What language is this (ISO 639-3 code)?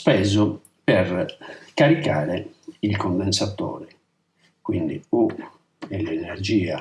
ita